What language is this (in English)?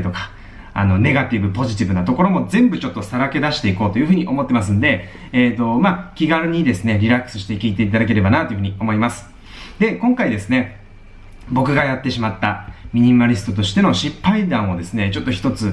Japanese